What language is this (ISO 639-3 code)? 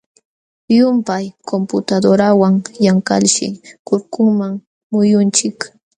qxw